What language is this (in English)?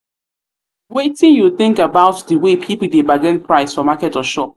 Nigerian Pidgin